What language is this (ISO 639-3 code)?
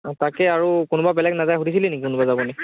asm